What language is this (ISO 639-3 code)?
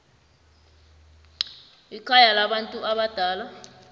nbl